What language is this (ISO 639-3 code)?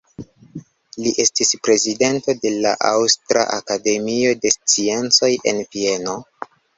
epo